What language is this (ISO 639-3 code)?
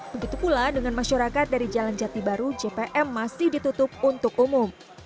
ind